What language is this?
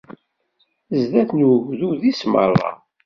Kabyle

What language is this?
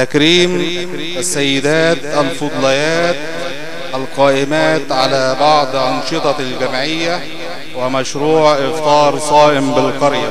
Arabic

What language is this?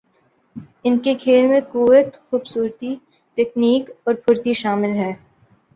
Urdu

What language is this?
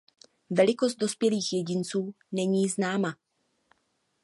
Czech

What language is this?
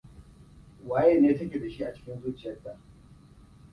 Hausa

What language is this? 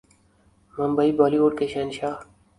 Urdu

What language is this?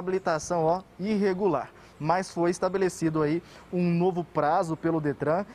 Portuguese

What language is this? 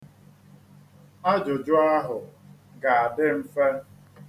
Igbo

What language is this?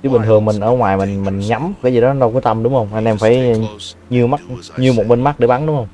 Vietnamese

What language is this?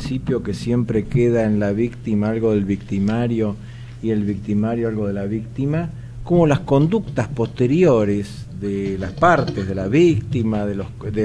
Spanish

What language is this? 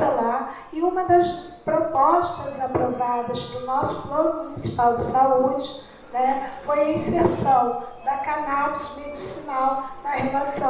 Portuguese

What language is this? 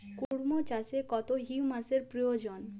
Bangla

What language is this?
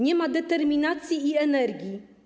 Polish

